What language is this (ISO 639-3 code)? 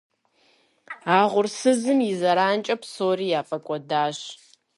kbd